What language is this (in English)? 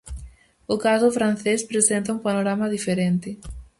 Galician